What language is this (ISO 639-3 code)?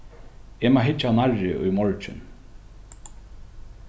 fao